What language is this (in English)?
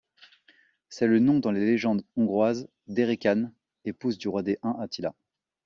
French